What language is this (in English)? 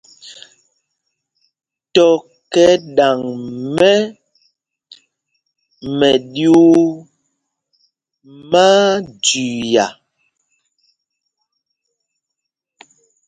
Mpumpong